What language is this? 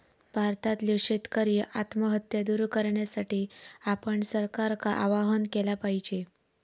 Marathi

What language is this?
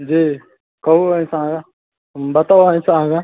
Maithili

